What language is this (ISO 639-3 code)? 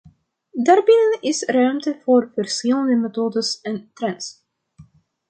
nld